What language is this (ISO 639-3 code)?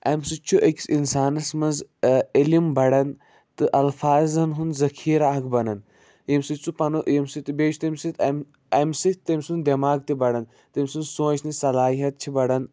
kas